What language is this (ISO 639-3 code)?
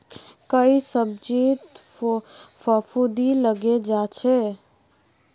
mag